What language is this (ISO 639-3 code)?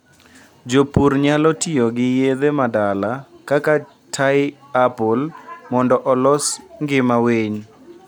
luo